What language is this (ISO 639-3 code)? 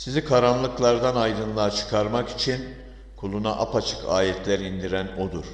tur